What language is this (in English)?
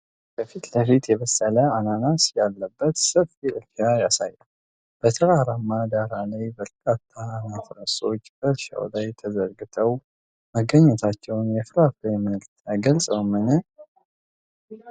Amharic